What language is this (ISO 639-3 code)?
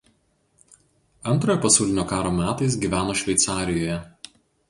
lit